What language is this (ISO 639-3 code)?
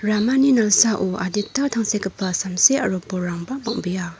grt